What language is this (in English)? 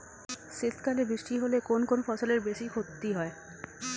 Bangla